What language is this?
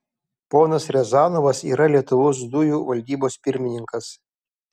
Lithuanian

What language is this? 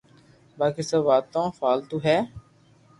Loarki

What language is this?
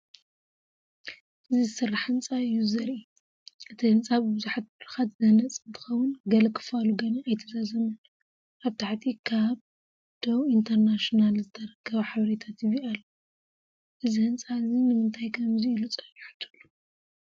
Tigrinya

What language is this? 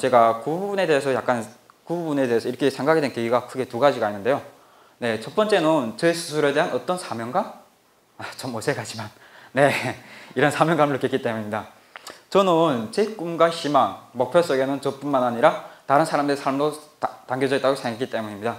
Korean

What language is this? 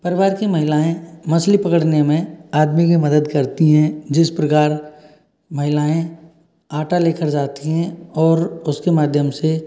Hindi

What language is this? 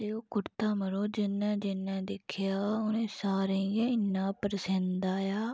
Dogri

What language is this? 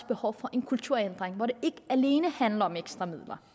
Danish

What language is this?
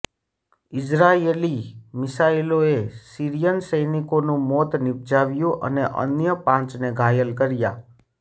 Gujarati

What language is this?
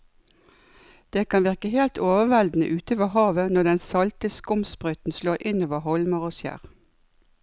Norwegian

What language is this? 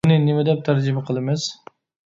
Uyghur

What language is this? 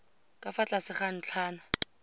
Tswana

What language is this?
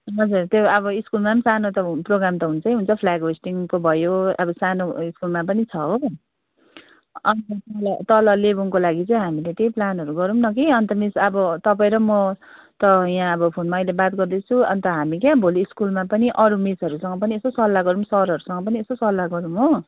Nepali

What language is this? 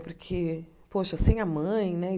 Portuguese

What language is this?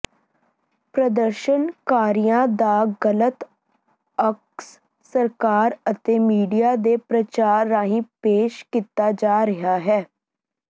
Punjabi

